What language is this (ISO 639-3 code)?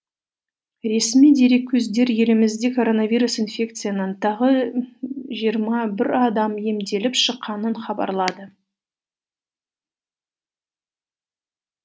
kaz